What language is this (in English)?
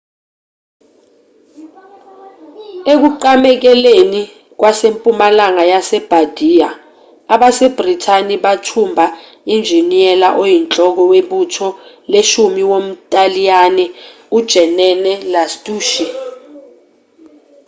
Zulu